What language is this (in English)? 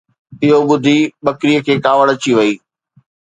Sindhi